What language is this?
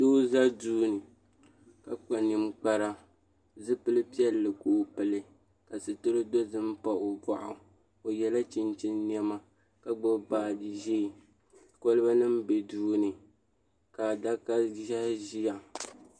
Dagbani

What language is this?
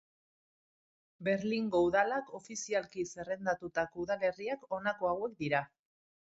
Basque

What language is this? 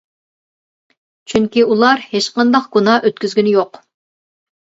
Uyghur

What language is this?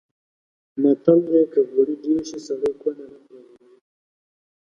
Pashto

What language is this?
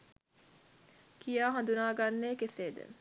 Sinhala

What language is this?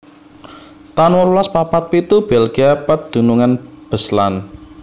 Javanese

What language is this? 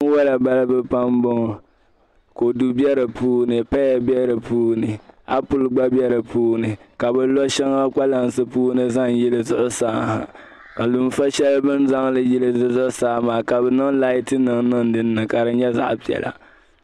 Dagbani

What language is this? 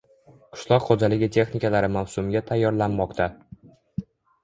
Uzbek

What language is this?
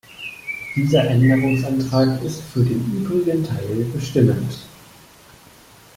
German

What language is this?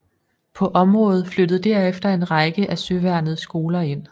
Danish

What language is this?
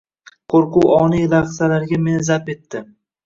Uzbek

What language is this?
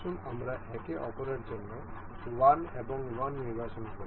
Bangla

